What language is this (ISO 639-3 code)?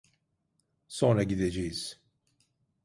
tur